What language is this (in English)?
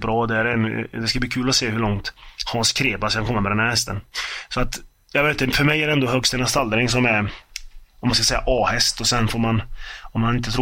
Swedish